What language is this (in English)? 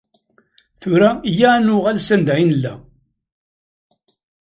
Kabyle